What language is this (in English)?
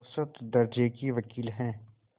Hindi